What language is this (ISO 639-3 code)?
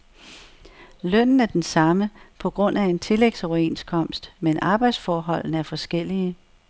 dan